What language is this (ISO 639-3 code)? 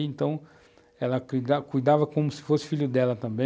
por